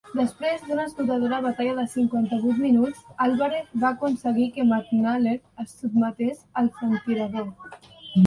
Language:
Catalan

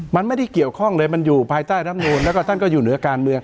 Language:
Thai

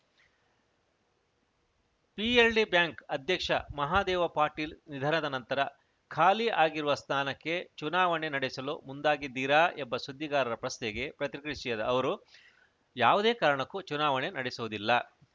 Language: Kannada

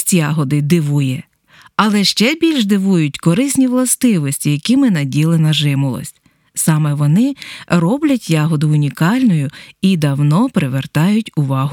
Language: Ukrainian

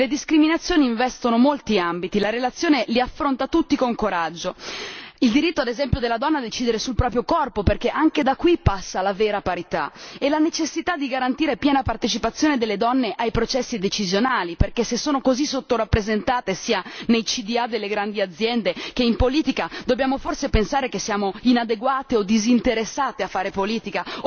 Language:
Italian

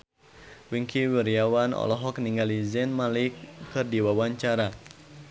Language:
Sundanese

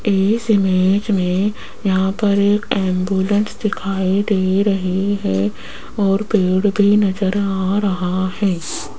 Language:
Hindi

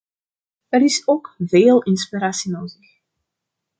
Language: Dutch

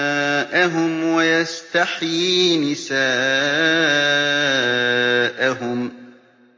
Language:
Arabic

